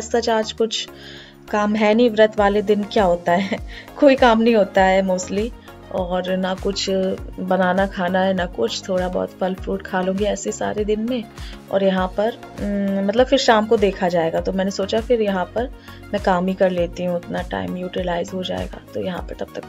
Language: Hindi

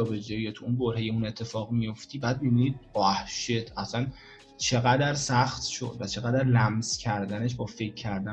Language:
Persian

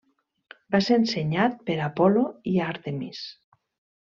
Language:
Catalan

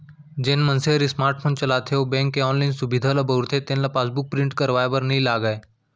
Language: Chhattisgarhi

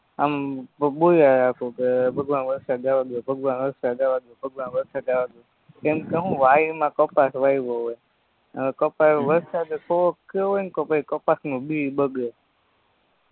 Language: Gujarati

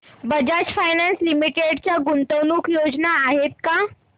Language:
Marathi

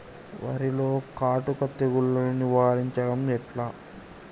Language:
Telugu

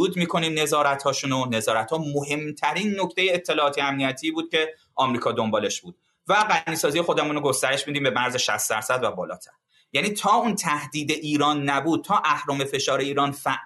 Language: Persian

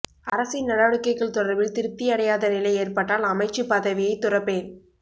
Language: Tamil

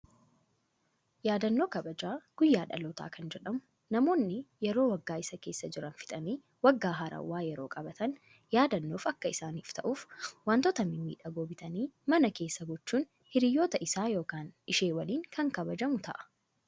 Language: Oromo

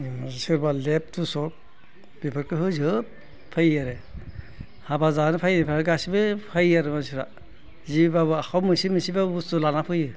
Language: Bodo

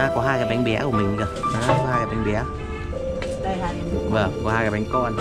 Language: Vietnamese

